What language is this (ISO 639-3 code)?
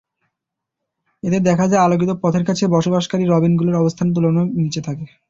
ben